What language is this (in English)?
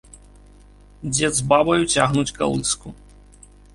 Belarusian